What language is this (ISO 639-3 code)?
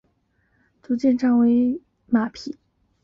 zho